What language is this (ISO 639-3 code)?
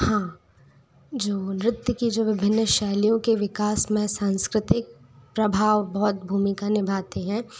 hin